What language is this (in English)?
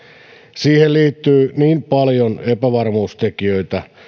Finnish